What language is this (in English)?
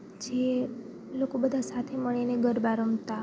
Gujarati